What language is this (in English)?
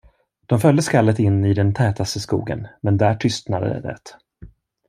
Swedish